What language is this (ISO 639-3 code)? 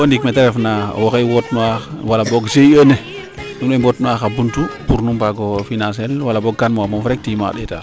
srr